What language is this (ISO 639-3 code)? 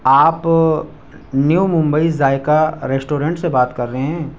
urd